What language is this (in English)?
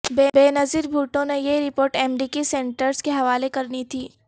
Urdu